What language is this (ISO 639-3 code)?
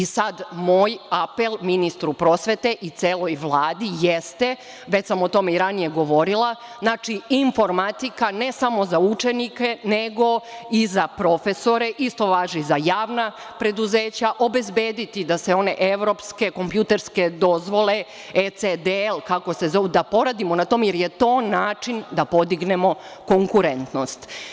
srp